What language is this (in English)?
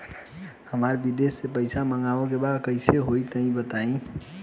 Bhojpuri